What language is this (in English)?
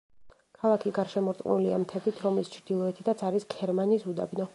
Georgian